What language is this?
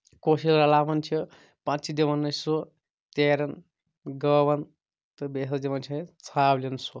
Kashmiri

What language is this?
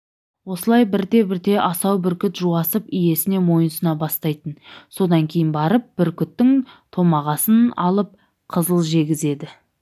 Kazakh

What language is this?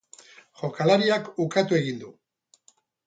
Basque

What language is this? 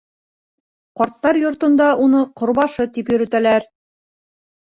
Bashkir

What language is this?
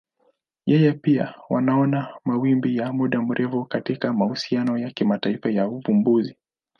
Swahili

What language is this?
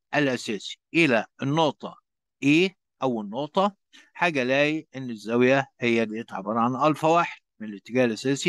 Arabic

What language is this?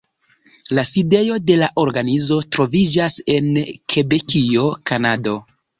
Esperanto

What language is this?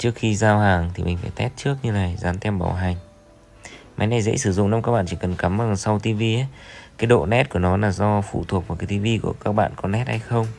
Vietnamese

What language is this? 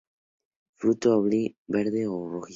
Spanish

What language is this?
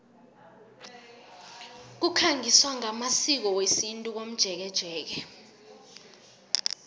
South Ndebele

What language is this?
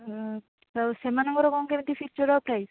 Odia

